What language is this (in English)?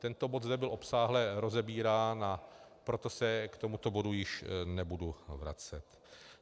Czech